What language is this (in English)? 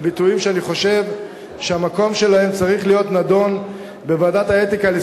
Hebrew